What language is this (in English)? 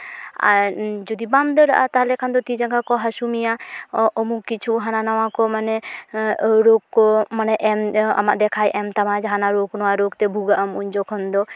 Santali